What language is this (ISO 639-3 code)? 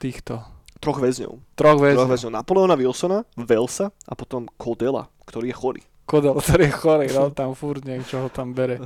slk